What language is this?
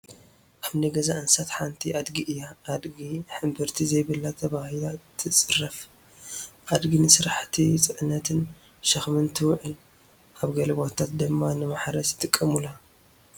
Tigrinya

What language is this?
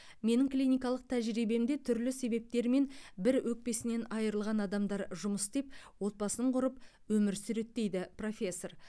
Kazakh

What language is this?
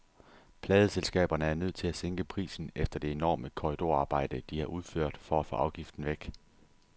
Danish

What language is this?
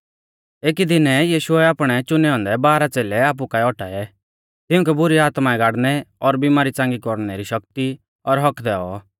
Mahasu Pahari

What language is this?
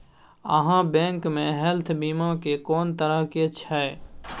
Maithili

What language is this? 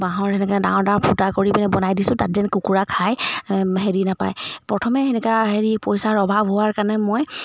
Assamese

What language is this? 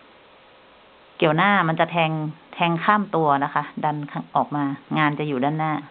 Thai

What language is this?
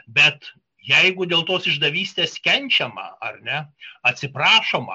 Lithuanian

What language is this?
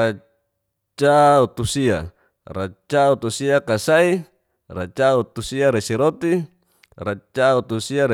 Geser-Gorom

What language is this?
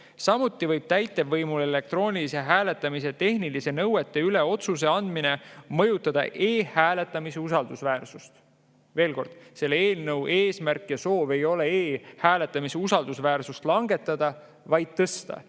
Estonian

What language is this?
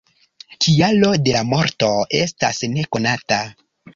Esperanto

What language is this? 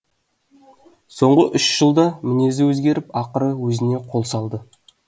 Kazakh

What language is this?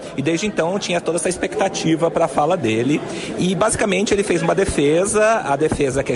Portuguese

